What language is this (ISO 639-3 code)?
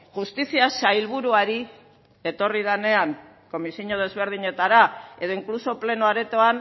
eus